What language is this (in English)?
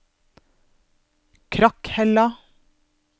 Norwegian